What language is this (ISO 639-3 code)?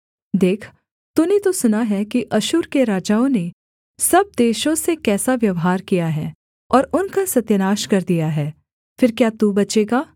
hin